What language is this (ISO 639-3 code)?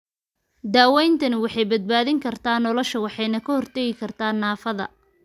som